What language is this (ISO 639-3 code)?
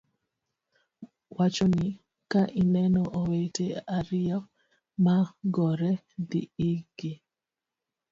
luo